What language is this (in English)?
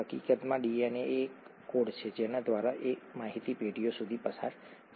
Gujarati